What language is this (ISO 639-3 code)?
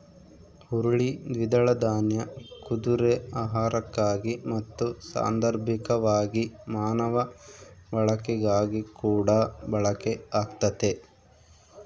kan